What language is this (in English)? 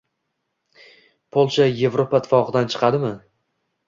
Uzbek